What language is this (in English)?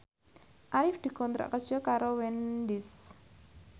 Javanese